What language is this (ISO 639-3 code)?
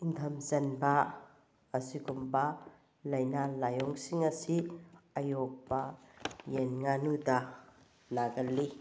mni